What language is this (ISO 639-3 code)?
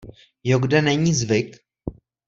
ces